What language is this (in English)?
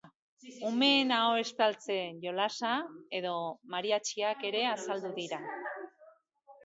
Basque